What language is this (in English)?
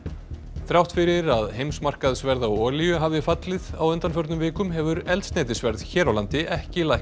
Icelandic